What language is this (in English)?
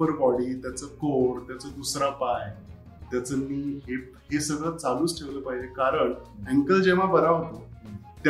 Marathi